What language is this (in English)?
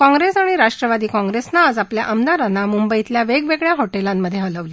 Marathi